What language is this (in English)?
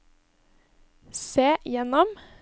Norwegian